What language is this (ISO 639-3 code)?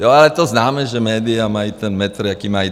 ces